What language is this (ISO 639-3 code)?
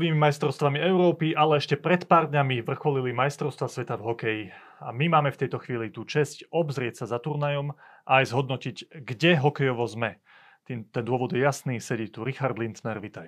slk